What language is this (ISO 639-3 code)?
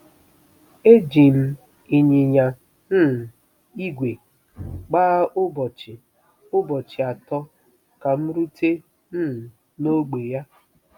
ibo